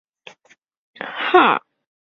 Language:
Chinese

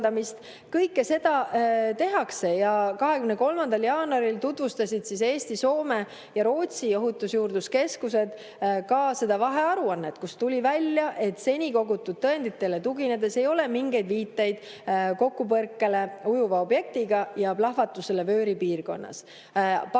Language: Estonian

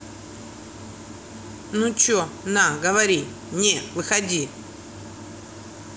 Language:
Russian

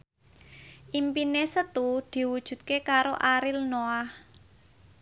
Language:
Javanese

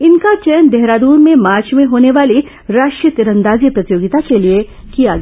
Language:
Hindi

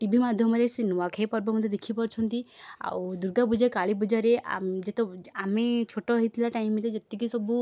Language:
Odia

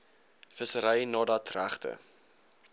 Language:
Afrikaans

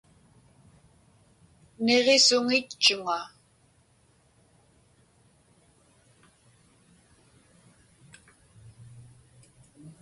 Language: Inupiaq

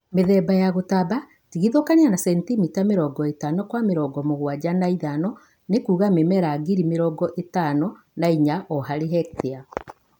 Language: Kikuyu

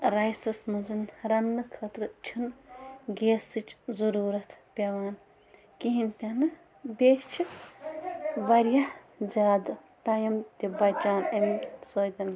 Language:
Kashmiri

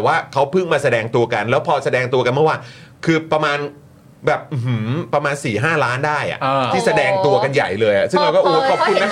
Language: Thai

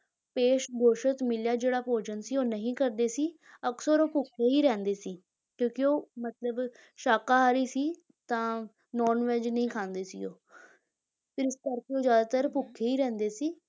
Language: Punjabi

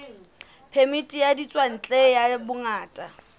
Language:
Southern Sotho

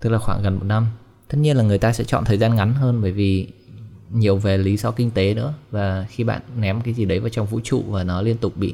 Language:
Vietnamese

